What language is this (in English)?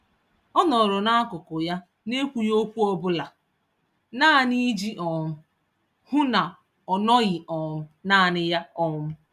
Igbo